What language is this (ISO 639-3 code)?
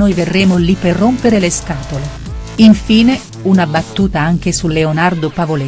ita